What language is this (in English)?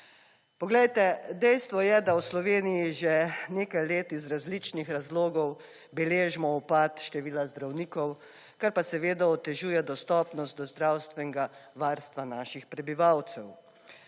Slovenian